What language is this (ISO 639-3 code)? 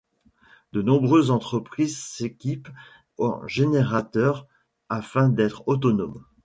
fra